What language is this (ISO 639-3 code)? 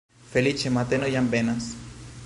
epo